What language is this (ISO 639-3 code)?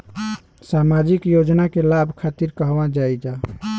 bho